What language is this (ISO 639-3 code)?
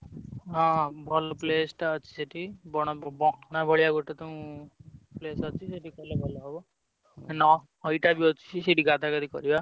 ori